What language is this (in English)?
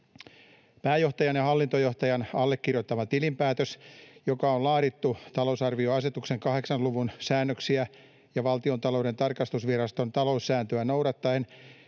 Finnish